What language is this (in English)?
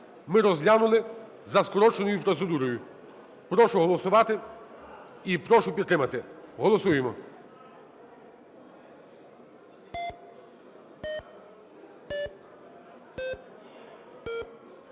Ukrainian